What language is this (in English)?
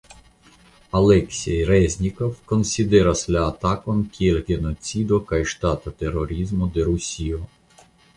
Esperanto